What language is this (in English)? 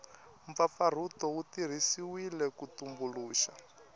Tsonga